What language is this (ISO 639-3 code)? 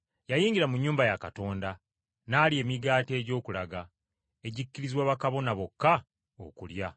lug